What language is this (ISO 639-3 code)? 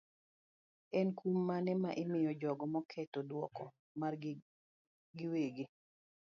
luo